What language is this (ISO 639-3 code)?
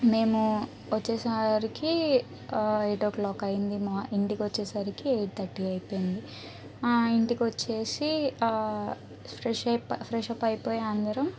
tel